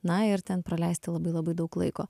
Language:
Lithuanian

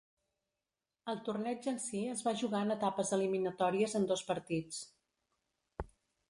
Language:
Catalan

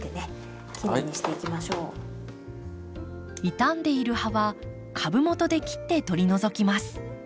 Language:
Japanese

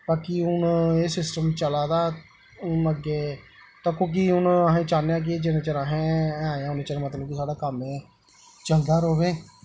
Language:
Dogri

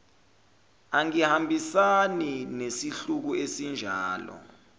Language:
Zulu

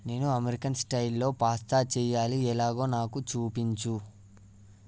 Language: Telugu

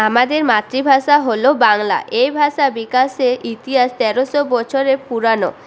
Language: Bangla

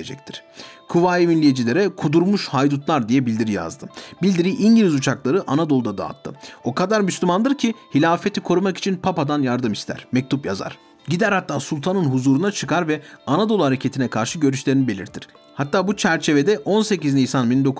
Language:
Turkish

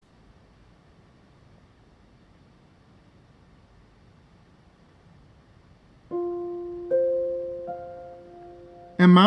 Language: Portuguese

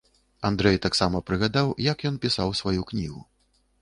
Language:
Belarusian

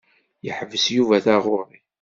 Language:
Kabyle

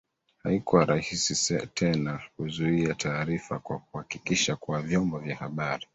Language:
Swahili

